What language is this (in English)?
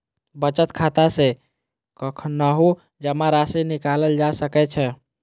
Maithili